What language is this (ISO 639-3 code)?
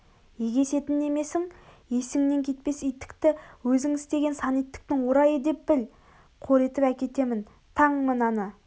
kaz